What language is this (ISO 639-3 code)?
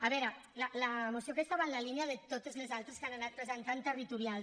cat